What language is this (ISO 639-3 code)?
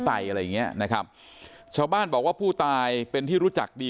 tha